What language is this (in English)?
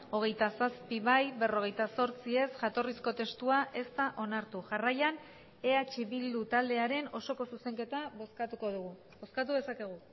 Basque